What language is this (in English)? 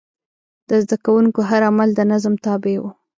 Pashto